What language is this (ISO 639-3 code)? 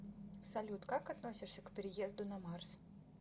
rus